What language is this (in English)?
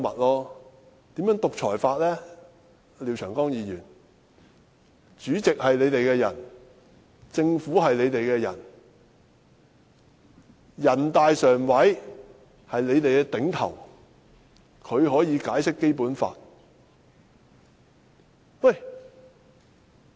Cantonese